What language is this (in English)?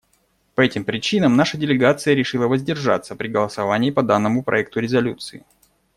Russian